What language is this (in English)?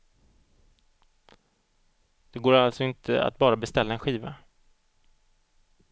Swedish